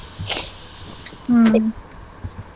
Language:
Kannada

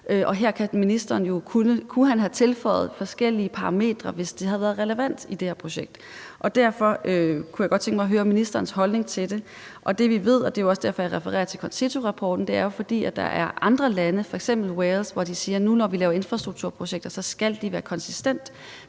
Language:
Danish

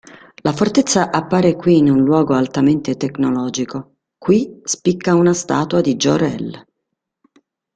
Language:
Italian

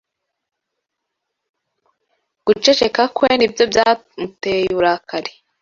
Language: Kinyarwanda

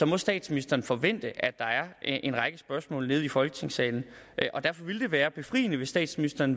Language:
Danish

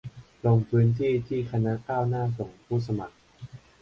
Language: Thai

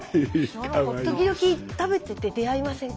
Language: Japanese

